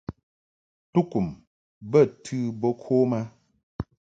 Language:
Mungaka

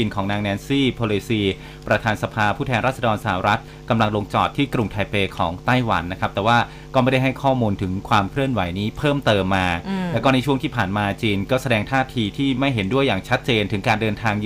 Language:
Thai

